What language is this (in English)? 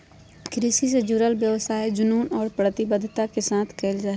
Magahi